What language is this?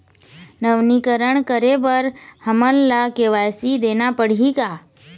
Chhattisgarhi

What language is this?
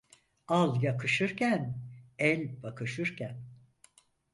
Turkish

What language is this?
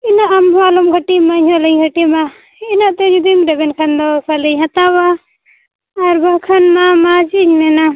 Santali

